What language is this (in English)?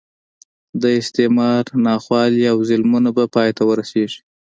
Pashto